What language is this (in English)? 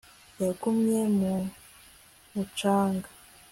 Kinyarwanda